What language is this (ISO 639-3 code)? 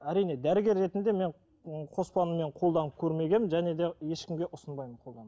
kaz